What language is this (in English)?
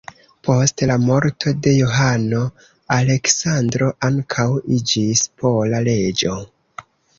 Esperanto